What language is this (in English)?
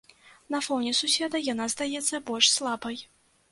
Belarusian